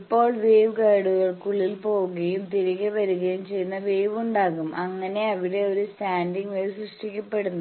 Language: Malayalam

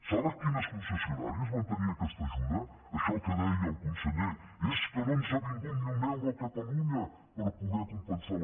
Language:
Catalan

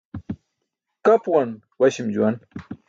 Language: Burushaski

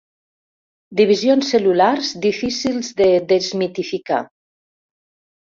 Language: Catalan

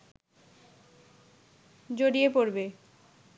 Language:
Bangla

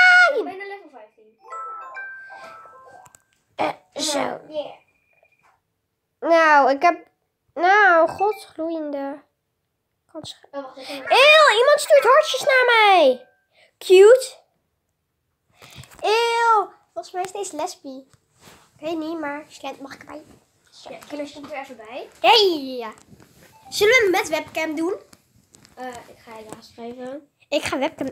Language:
Dutch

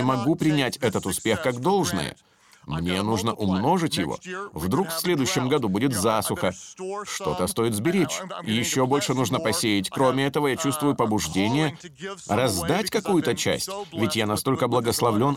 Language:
Russian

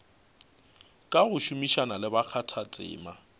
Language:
Northern Sotho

